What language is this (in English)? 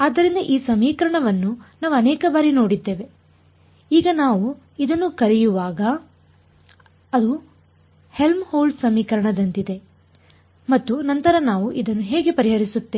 Kannada